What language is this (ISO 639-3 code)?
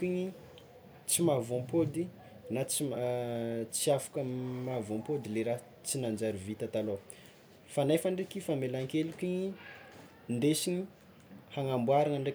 xmw